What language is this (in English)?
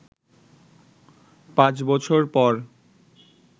Bangla